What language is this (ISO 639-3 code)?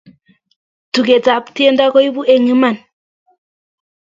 kln